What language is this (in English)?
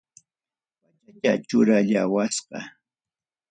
Ayacucho Quechua